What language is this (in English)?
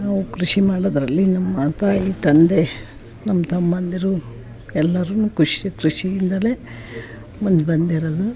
Kannada